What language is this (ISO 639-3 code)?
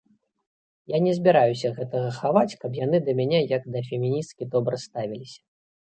bel